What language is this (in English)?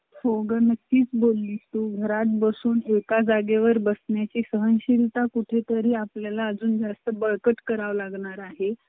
Marathi